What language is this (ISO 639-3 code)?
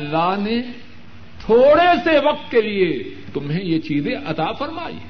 urd